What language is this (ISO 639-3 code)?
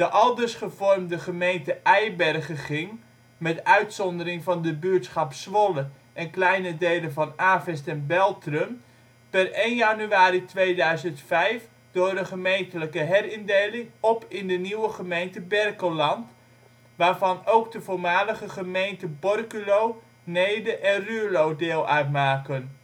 nld